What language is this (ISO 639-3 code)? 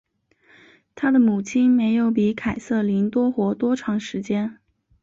zho